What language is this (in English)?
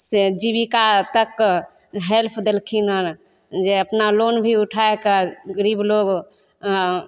Maithili